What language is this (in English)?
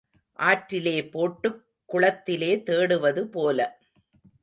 Tamil